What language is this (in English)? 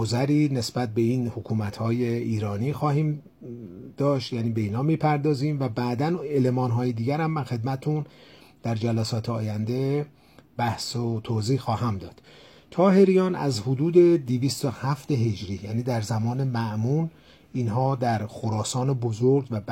Persian